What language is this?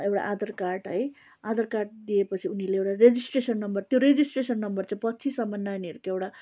Nepali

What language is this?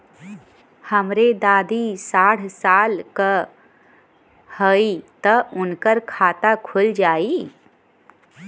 Bhojpuri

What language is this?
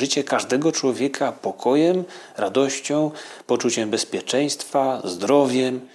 Polish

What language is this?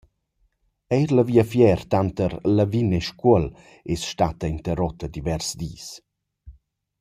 Romansh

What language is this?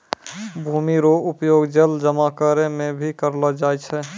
Maithili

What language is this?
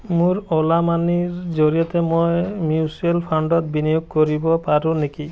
Assamese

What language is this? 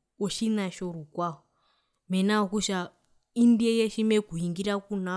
Herero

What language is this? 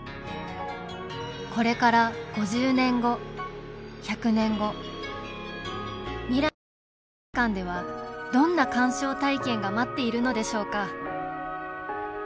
Japanese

